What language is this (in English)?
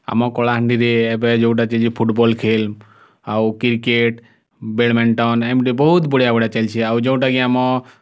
Odia